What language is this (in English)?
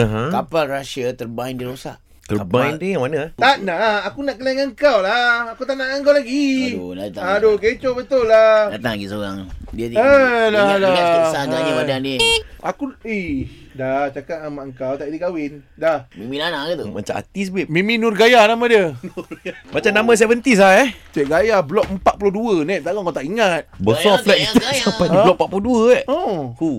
Malay